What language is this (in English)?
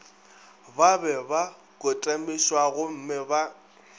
Northern Sotho